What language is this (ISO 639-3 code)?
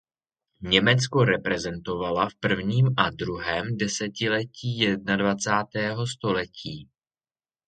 ces